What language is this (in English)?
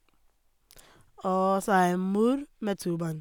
Norwegian